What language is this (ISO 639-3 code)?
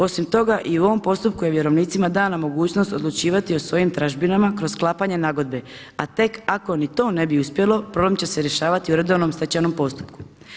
hrv